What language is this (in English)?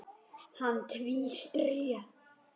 Icelandic